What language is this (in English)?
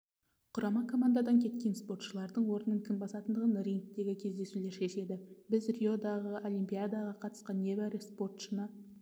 Kazakh